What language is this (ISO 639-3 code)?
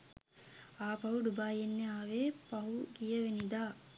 sin